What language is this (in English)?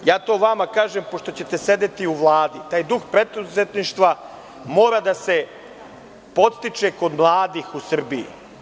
Serbian